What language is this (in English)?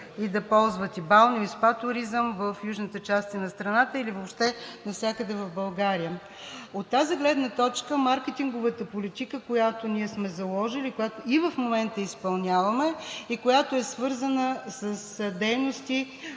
Bulgarian